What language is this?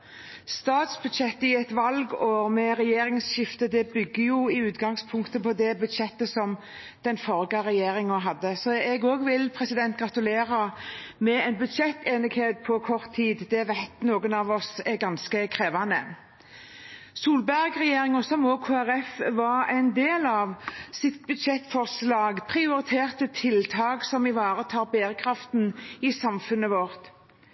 Norwegian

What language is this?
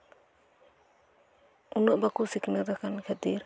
Santali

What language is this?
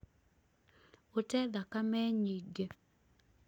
Kikuyu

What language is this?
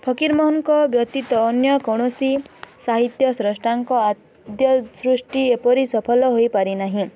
Odia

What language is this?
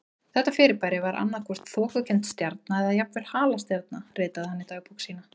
Icelandic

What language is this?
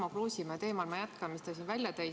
Estonian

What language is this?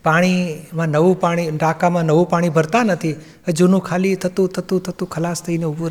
Gujarati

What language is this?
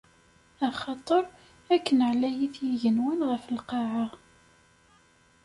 Kabyle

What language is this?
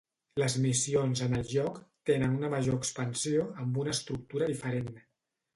Catalan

